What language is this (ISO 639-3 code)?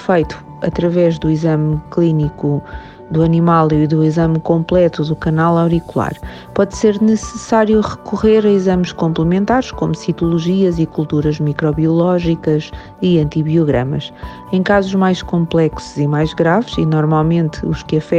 por